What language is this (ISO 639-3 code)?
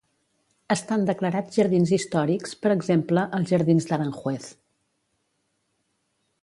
cat